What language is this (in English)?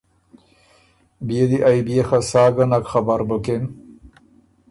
Ormuri